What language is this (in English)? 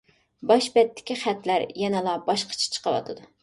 Uyghur